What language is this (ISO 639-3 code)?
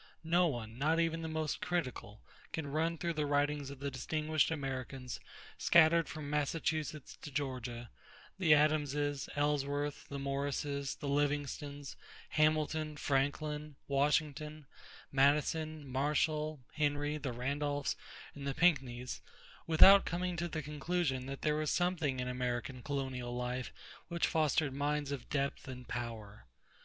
eng